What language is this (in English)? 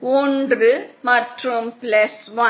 Tamil